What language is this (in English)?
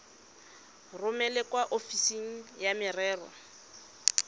Tswana